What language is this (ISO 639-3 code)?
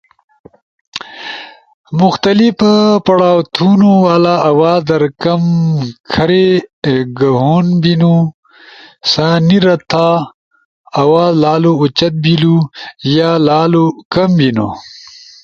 ush